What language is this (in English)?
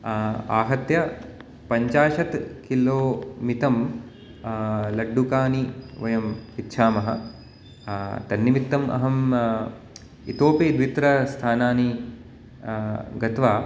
Sanskrit